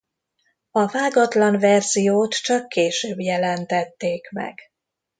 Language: Hungarian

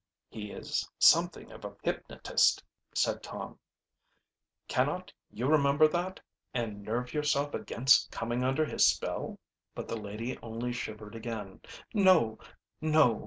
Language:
English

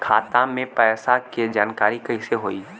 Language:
Bhojpuri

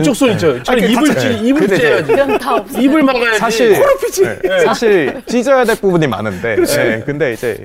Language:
Korean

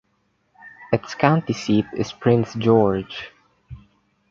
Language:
English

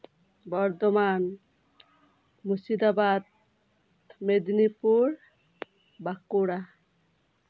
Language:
Santali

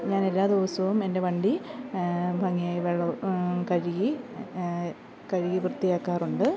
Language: Malayalam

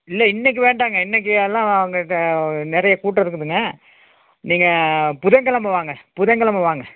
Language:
Tamil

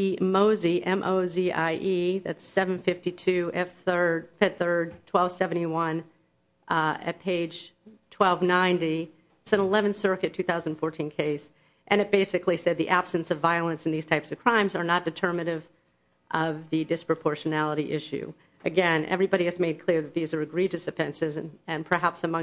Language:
English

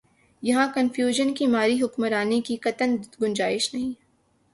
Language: Urdu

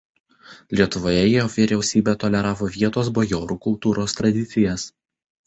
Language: Lithuanian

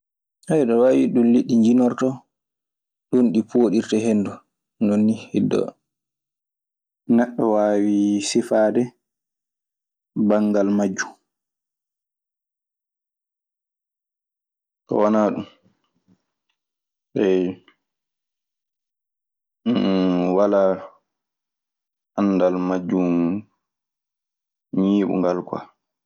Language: Maasina Fulfulde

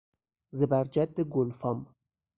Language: Persian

